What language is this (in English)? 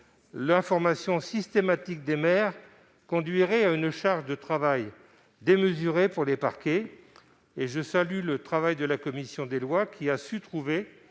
French